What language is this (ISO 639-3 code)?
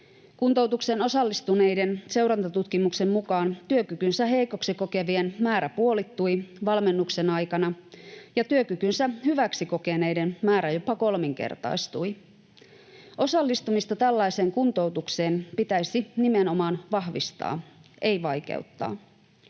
fin